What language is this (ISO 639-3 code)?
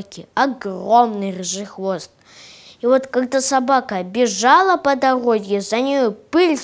rus